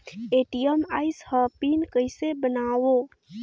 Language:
Chhattisgarhi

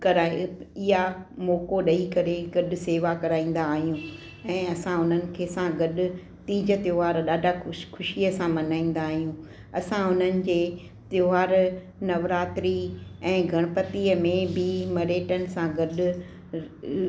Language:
Sindhi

